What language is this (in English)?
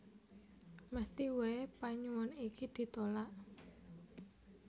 Javanese